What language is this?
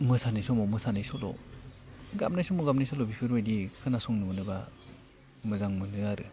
Bodo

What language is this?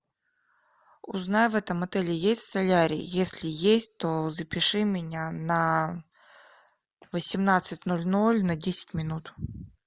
Russian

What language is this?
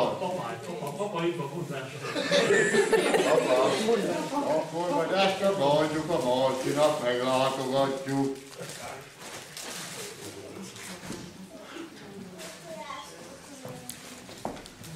Hungarian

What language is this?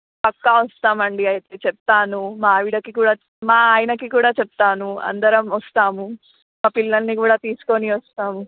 Telugu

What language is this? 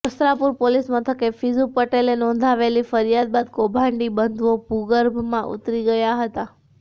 Gujarati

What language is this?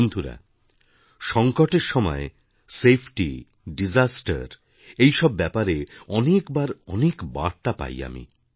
Bangla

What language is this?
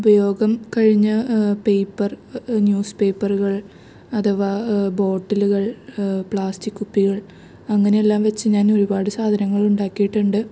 Malayalam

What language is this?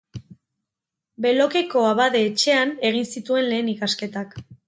Basque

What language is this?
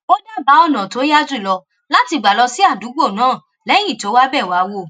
Yoruba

